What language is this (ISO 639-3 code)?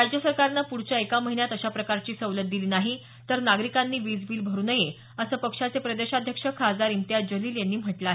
mar